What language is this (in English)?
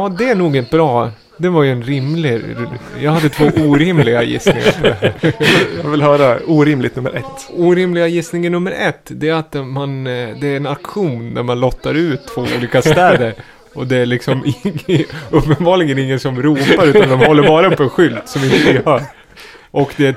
Swedish